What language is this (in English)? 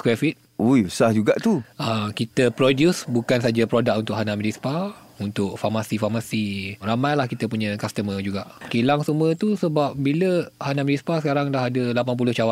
Malay